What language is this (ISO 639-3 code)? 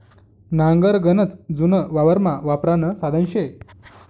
mar